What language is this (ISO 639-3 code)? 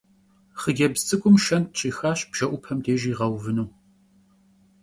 kbd